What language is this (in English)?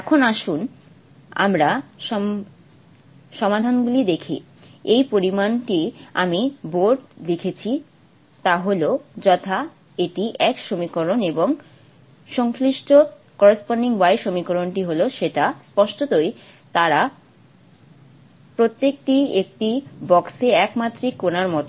Bangla